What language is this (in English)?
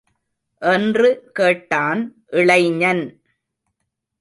Tamil